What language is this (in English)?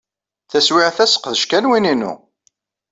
Kabyle